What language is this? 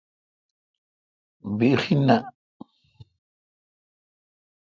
Kalkoti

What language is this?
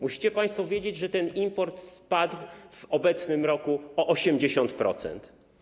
Polish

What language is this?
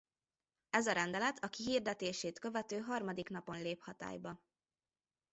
Hungarian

